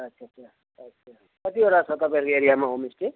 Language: Nepali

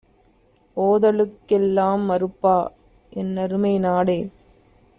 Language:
Tamil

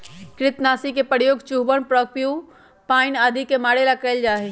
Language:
Magahi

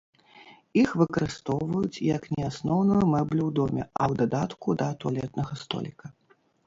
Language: Belarusian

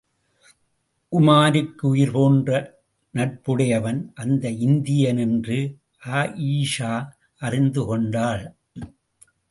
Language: Tamil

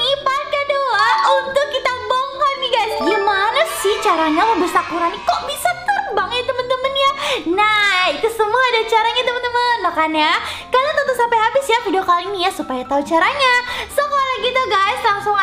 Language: Indonesian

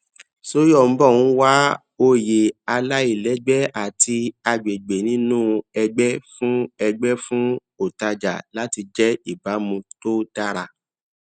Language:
Yoruba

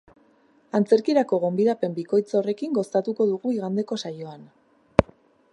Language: Basque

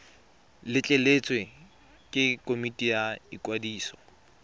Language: Tswana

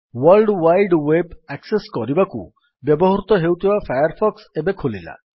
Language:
Odia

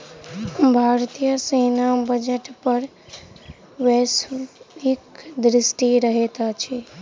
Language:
Maithili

